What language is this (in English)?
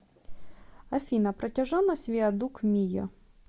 Russian